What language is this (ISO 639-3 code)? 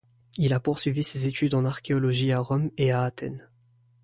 fra